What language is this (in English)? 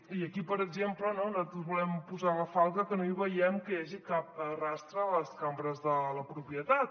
Catalan